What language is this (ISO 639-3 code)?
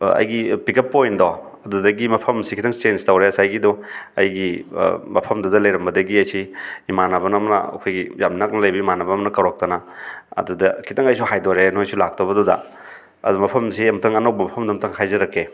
mni